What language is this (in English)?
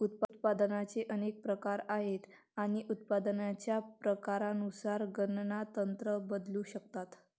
Marathi